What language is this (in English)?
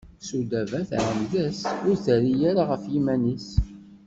Kabyle